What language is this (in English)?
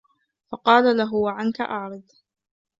Arabic